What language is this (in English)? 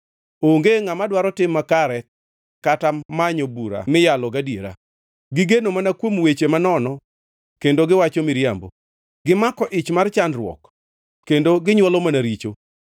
Luo (Kenya and Tanzania)